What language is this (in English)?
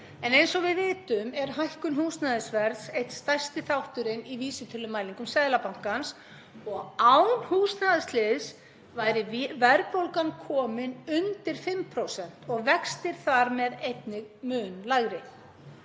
Icelandic